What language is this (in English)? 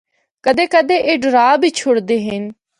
Northern Hindko